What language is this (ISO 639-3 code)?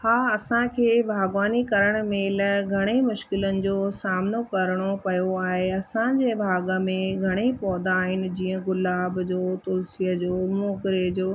snd